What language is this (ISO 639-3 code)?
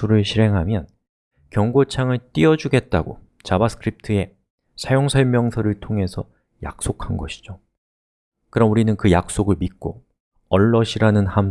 kor